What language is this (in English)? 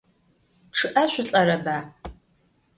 Adyghe